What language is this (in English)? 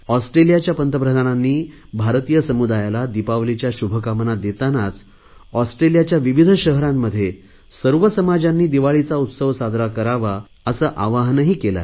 Marathi